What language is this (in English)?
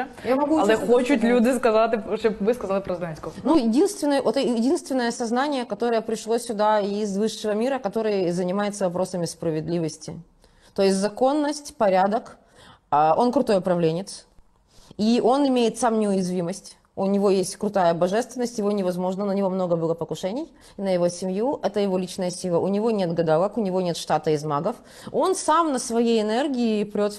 Russian